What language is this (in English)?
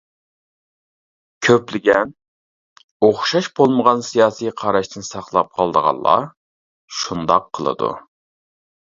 Uyghur